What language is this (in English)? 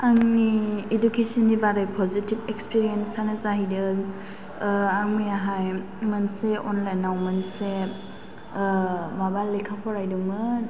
Bodo